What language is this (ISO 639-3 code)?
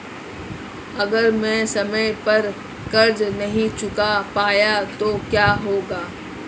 hin